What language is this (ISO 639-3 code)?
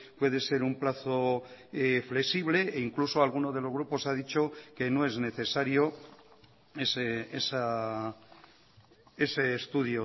spa